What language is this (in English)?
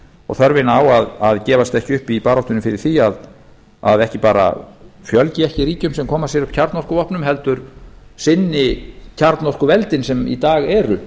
Icelandic